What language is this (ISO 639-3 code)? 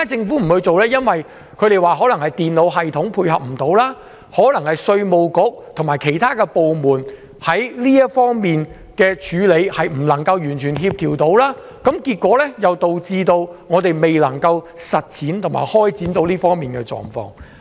yue